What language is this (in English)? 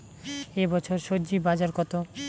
Bangla